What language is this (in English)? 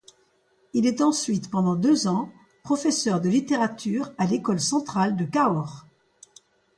French